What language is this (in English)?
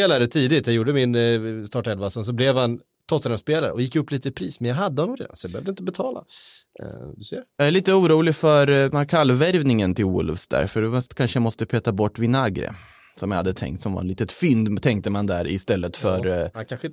Swedish